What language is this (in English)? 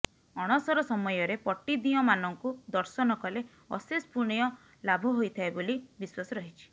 Odia